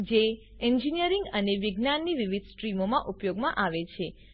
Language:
Gujarati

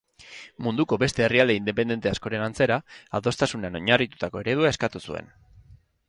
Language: Basque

